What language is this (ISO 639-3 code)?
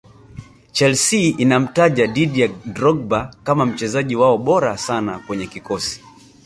swa